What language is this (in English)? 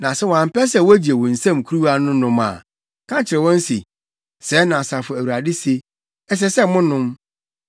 Akan